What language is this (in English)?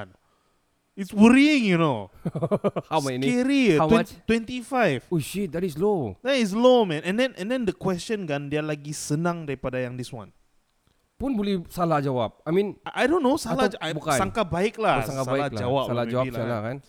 Malay